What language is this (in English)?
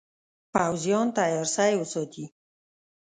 Pashto